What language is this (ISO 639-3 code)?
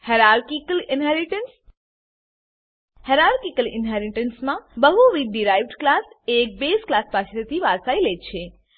guj